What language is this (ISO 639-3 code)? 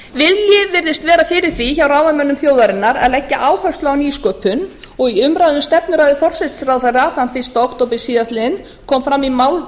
isl